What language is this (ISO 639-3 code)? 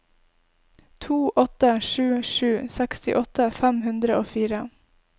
nor